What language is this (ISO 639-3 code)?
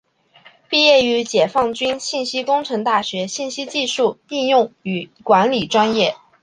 zho